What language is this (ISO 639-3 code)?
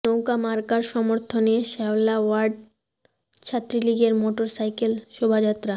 ben